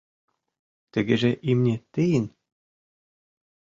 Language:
Mari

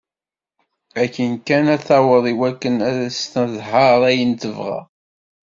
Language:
Kabyle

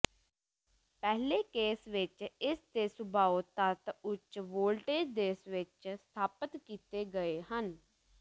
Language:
Punjabi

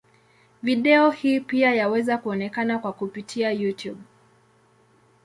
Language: Swahili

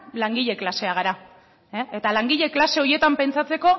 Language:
Basque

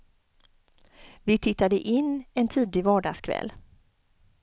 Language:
Swedish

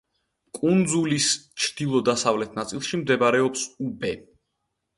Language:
Georgian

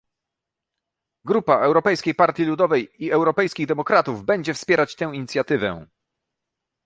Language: Polish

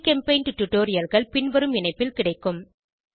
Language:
Tamil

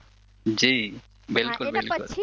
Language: Gujarati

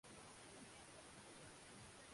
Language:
Swahili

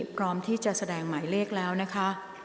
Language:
Thai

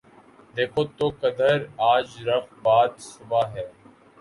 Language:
Urdu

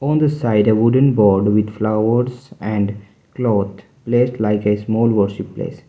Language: English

